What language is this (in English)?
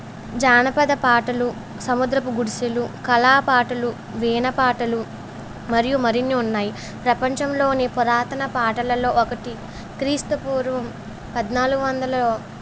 Telugu